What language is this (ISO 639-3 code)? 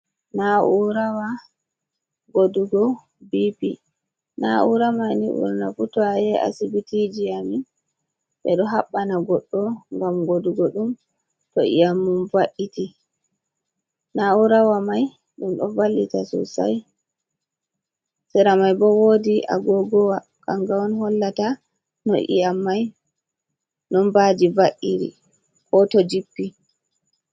ful